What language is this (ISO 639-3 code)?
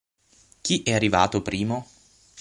ita